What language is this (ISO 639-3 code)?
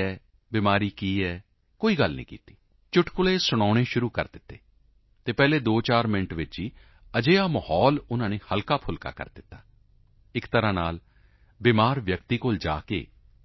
pan